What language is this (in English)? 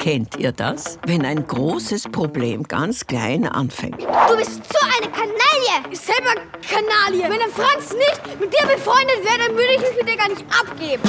German